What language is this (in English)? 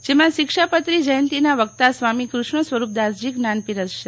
Gujarati